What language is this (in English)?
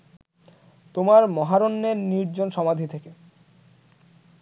Bangla